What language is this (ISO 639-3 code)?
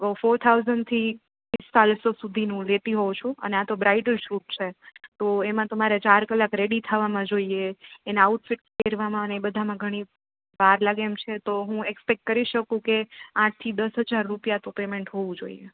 guj